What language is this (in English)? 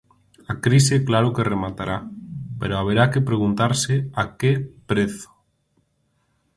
Galician